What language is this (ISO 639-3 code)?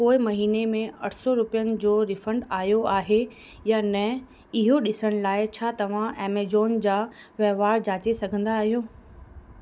snd